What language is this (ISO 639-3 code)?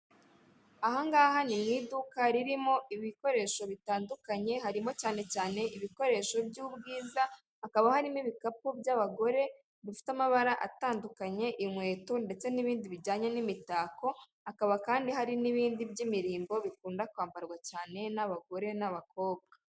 kin